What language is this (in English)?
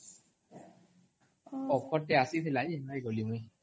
Odia